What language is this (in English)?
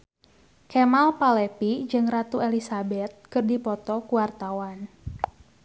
Sundanese